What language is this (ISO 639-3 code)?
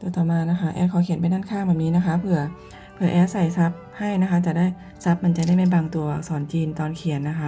tha